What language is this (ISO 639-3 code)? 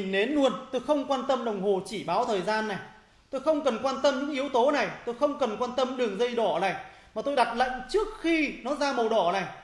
vie